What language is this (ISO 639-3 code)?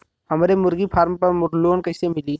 bho